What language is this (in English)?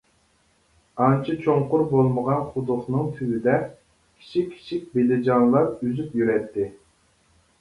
Uyghur